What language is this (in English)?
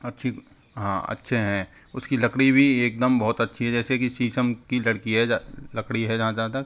Hindi